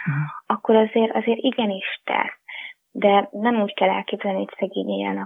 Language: Hungarian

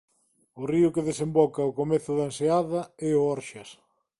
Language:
Galician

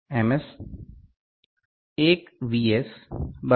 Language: Gujarati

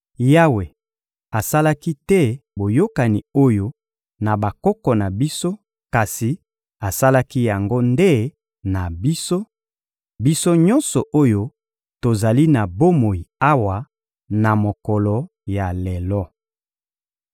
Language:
Lingala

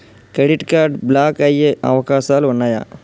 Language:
Telugu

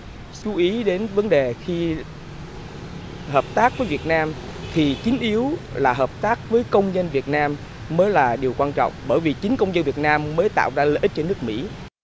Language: Vietnamese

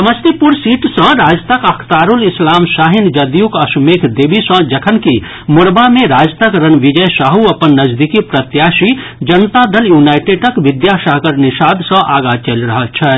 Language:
Maithili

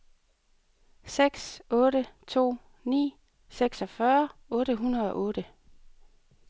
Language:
Danish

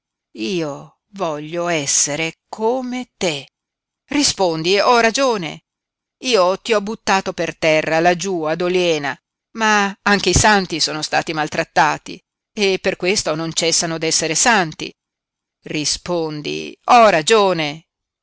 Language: Italian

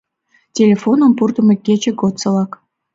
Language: Mari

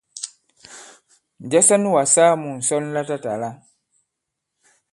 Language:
Bankon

